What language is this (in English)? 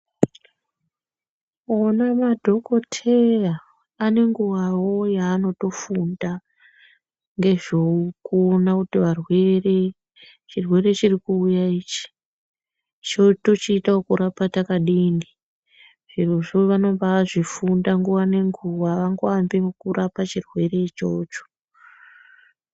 Ndau